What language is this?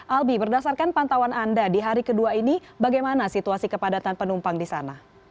Indonesian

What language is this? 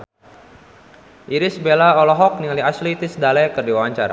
Sundanese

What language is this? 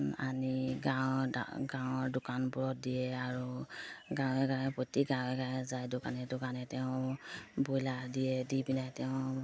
Assamese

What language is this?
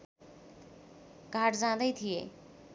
Nepali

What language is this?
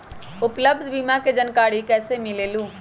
Magahi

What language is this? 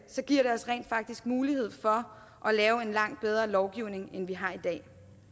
Danish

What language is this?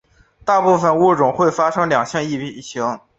Chinese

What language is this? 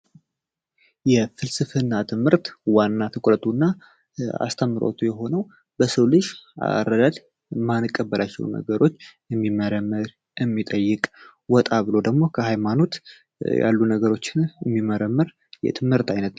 Amharic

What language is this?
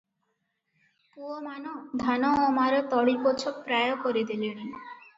Odia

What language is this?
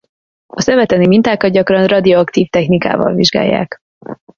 Hungarian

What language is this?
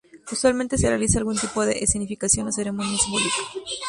Spanish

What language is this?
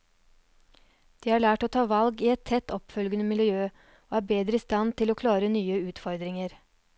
Norwegian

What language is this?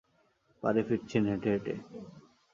Bangla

